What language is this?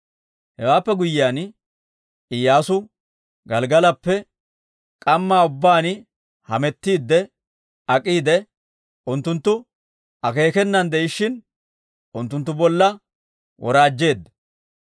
Dawro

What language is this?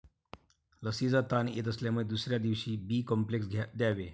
Marathi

